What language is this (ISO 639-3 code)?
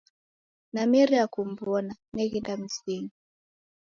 dav